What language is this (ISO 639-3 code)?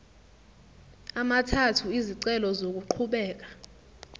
zul